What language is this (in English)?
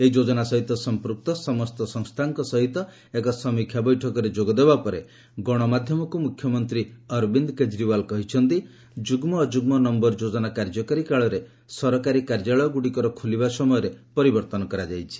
Odia